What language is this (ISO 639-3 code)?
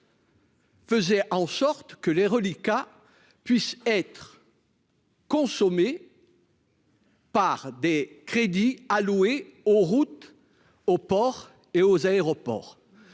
fra